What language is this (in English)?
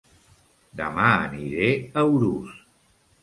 Catalan